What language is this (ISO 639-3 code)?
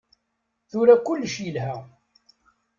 kab